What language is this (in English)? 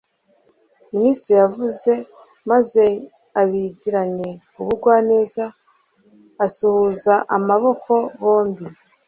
Kinyarwanda